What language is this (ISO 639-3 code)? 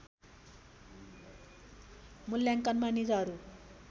nep